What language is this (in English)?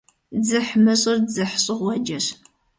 Kabardian